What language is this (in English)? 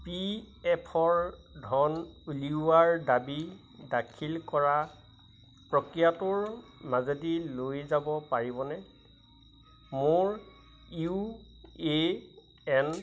Assamese